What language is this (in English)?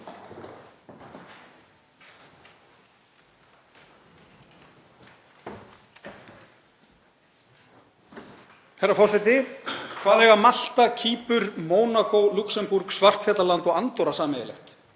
Icelandic